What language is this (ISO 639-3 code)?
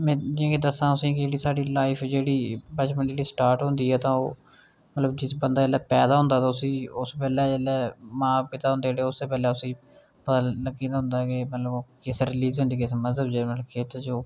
doi